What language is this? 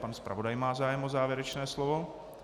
Czech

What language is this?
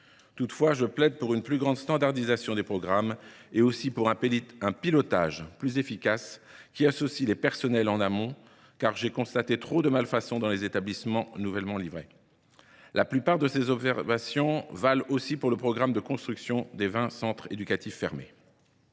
French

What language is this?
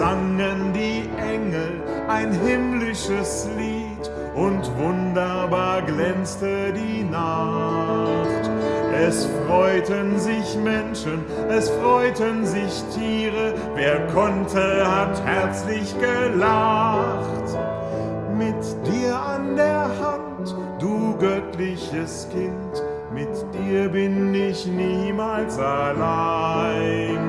German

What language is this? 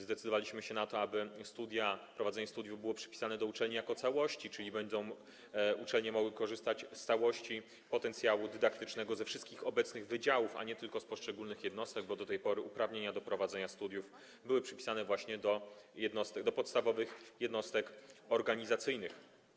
Polish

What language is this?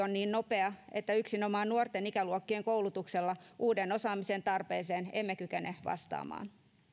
Finnish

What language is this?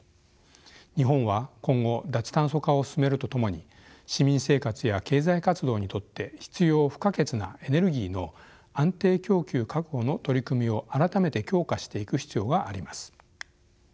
Japanese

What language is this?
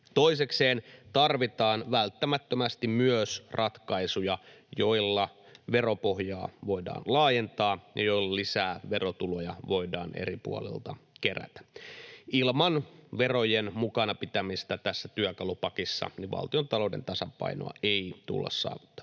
Finnish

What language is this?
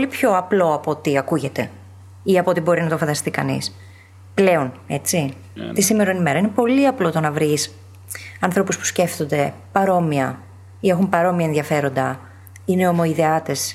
Greek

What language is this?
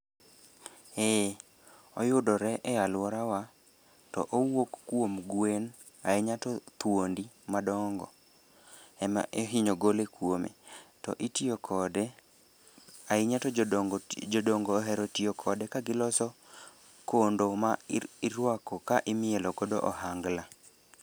Luo (Kenya and Tanzania)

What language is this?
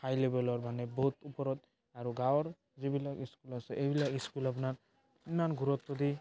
Assamese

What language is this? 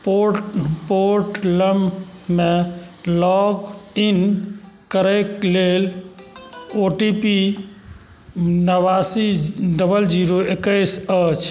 Maithili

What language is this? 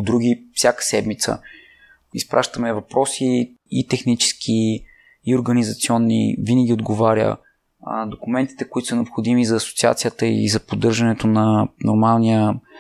Bulgarian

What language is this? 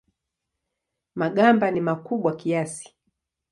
Swahili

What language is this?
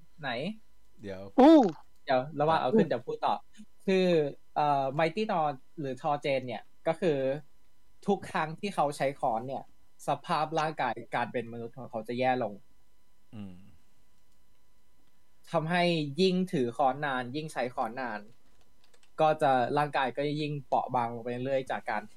Thai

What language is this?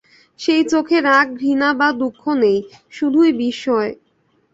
Bangla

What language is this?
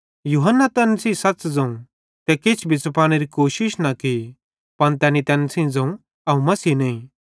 Bhadrawahi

